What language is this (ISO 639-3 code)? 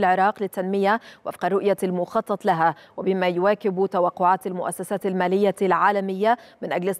ara